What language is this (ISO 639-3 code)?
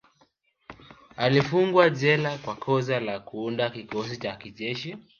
swa